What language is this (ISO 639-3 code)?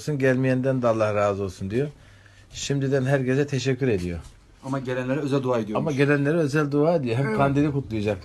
tur